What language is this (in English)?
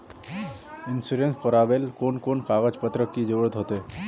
Magahi